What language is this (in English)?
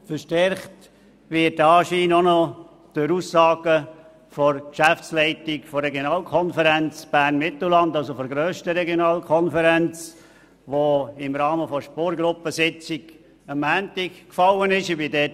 Swiss German